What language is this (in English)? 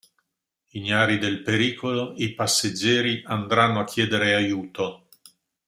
Italian